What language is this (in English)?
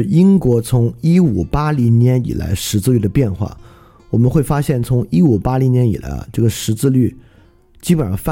Chinese